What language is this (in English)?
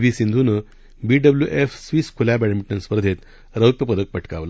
Marathi